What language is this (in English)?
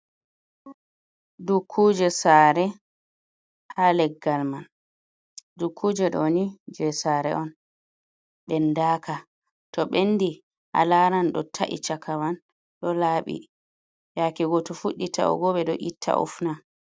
Fula